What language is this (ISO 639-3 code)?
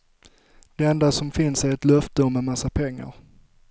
swe